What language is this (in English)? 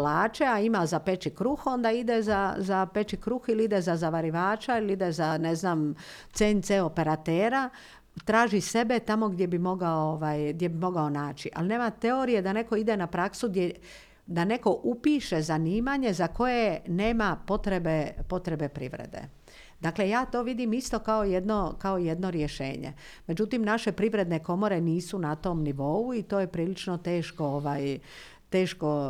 Croatian